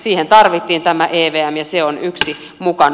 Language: Finnish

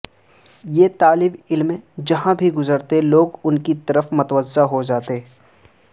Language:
Urdu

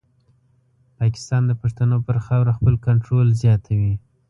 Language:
Pashto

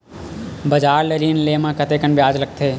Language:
Chhattisgarhi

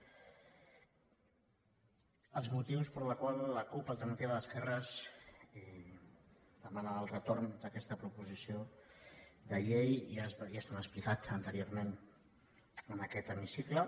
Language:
Catalan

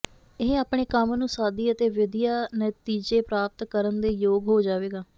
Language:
Punjabi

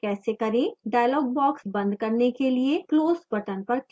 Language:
Hindi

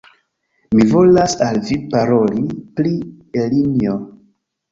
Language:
Esperanto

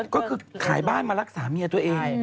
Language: Thai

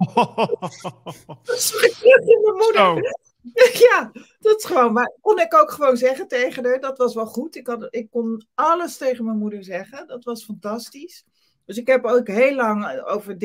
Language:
Dutch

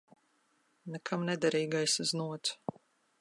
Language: Latvian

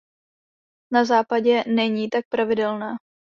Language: Czech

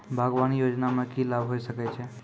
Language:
Maithili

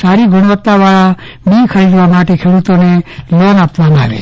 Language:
Gujarati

